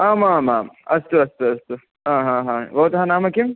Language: Sanskrit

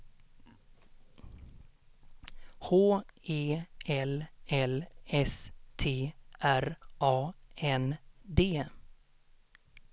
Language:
Swedish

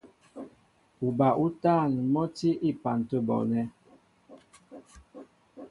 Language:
Mbo (Cameroon)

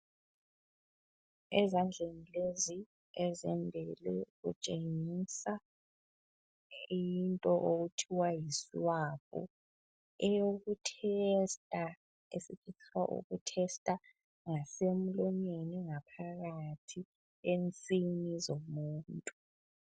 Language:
North Ndebele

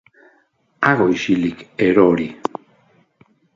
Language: Basque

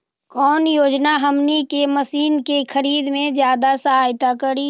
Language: Magahi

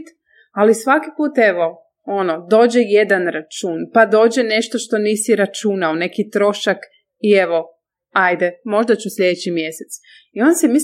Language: Croatian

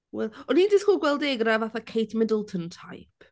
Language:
Welsh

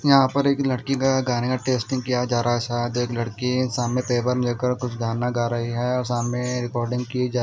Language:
Hindi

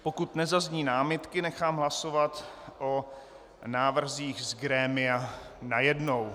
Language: Czech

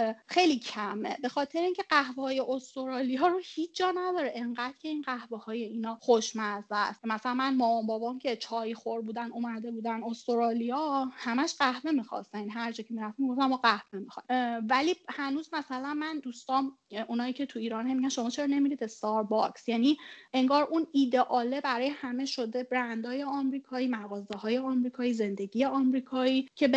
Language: Persian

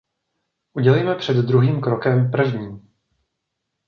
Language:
Czech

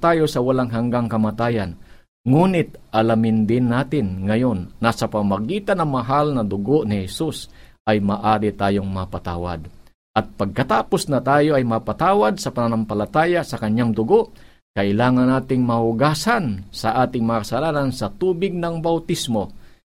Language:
Filipino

